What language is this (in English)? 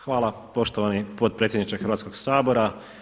Croatian